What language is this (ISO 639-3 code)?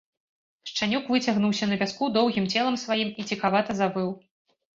bel